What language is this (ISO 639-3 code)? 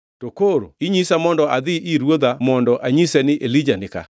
luo